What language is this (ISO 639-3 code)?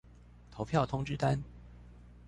zho